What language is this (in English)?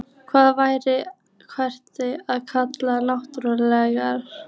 Icelandic